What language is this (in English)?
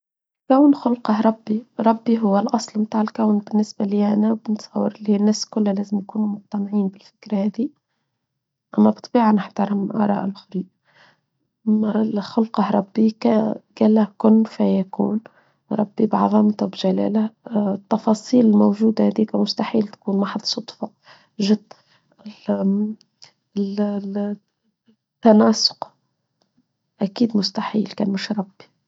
Tunisian Arabic